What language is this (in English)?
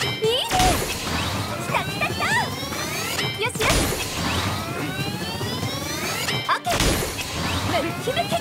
Japanese